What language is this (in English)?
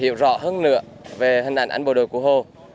Vietnamese